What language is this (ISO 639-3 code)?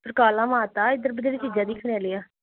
doi